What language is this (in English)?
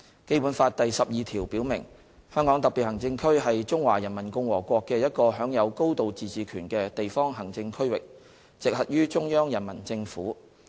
Cantonese